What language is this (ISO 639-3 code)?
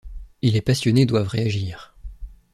fra